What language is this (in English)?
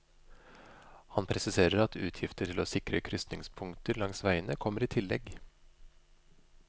Norwegian